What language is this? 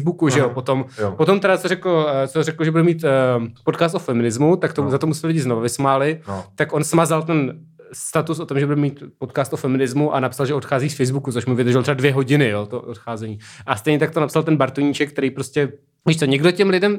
Czech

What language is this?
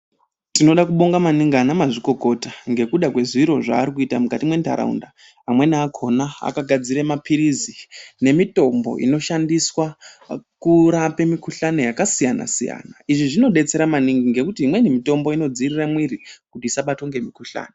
Ndau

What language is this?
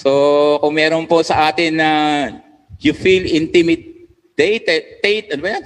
Filipino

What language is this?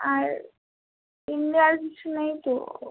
Bangla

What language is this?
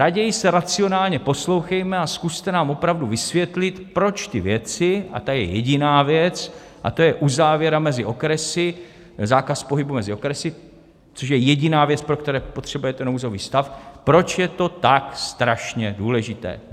Czech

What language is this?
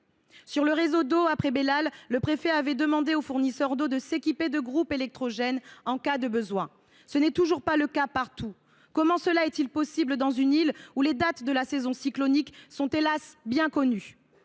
French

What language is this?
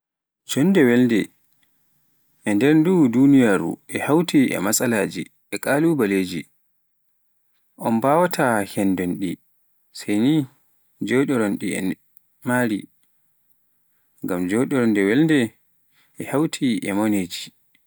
Pular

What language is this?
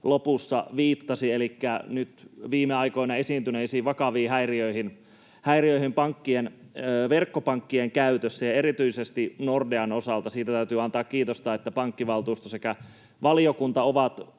Finnish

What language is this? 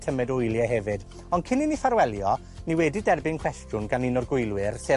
Welsh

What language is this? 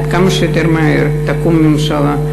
Hebrew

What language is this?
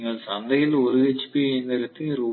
Tamil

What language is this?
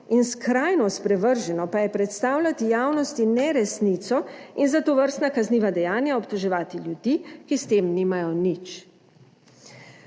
Slovenian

